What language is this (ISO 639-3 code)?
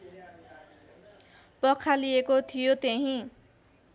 nep